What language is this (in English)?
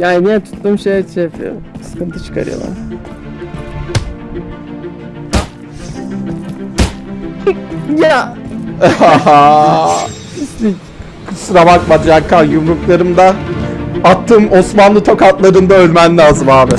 Turkish